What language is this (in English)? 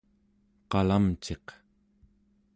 Central Yupik